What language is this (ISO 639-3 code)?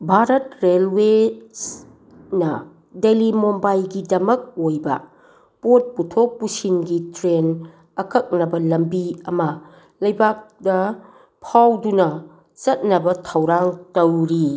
mni